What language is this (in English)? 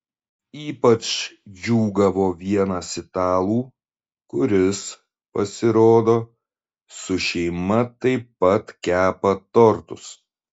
Lithuanian